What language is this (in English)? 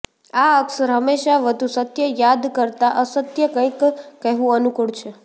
Gujarati